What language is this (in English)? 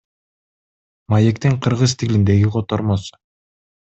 Kyrgyz